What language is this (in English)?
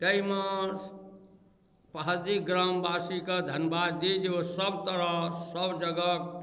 Maithili